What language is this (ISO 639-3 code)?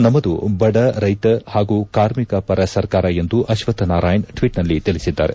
kan